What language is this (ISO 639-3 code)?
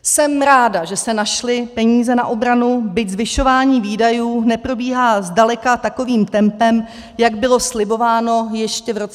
ces